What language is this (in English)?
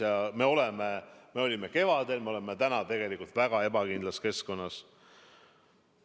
Estonian